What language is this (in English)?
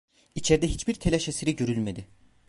Turkish